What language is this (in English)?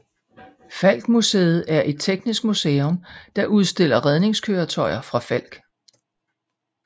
Danish